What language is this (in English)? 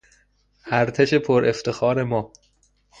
Persian